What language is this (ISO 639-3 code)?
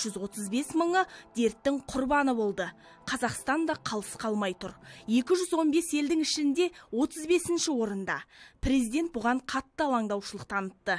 rus